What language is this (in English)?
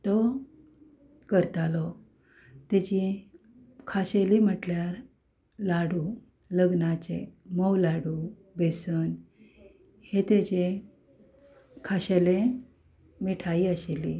Konkani